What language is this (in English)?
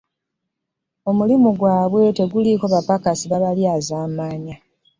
Ganda